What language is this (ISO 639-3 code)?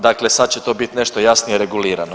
hrv